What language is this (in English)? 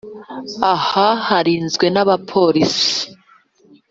Kinyarwanda